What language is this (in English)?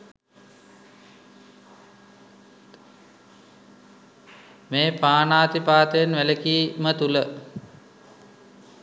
Sinhala